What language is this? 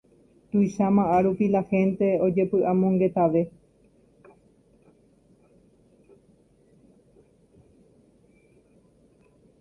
Guarani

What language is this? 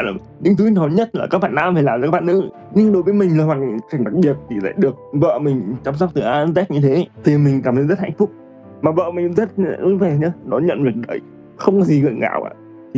Vietnamese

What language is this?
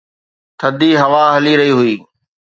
Sindhi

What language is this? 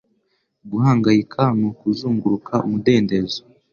Kinyarwanda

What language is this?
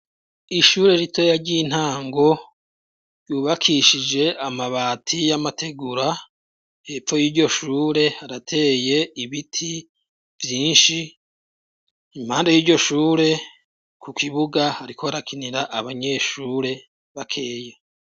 Rundi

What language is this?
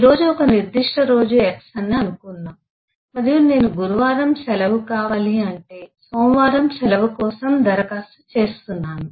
Telugu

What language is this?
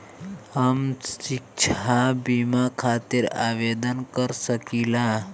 Bhojpuri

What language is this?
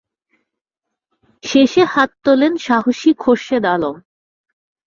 Bangla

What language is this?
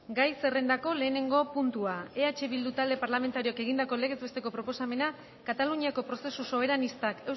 Basque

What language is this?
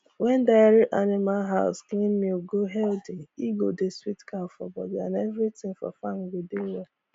Nigerian Pidgin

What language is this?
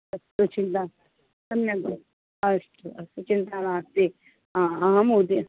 Sanskrit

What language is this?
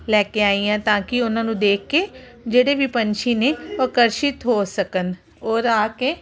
Punjabi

